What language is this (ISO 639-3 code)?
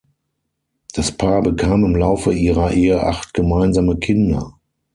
deu